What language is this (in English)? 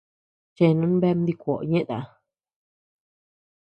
Tepeuxila Cuicatec